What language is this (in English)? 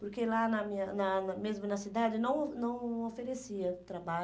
Portuguese